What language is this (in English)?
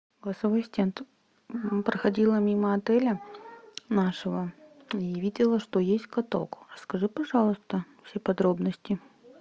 Russian